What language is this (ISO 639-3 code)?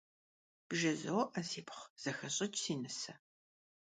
kbd